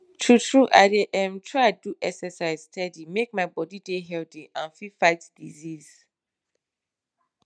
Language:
Nigerian Pidgin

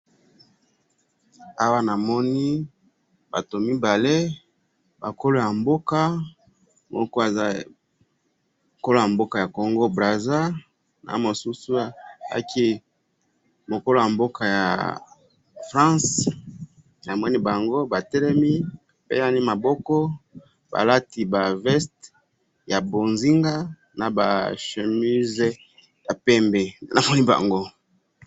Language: Lingala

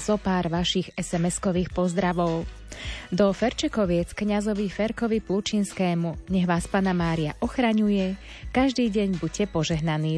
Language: Slovak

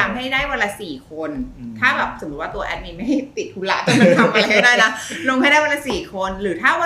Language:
Thai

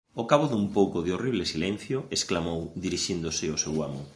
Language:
Galician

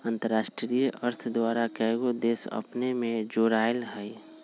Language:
Magahi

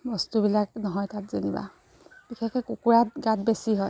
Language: Assamese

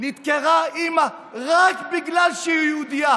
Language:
Hebrew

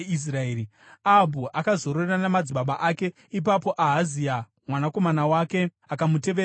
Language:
Shona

